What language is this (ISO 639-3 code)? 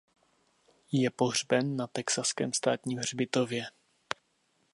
ces